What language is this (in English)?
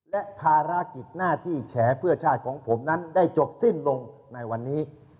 Thai